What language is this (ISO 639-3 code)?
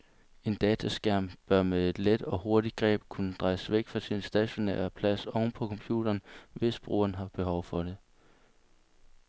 dan